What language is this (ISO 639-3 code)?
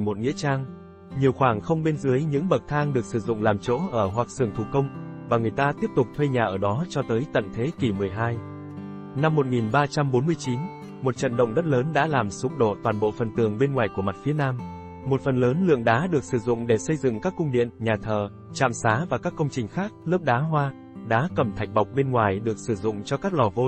vie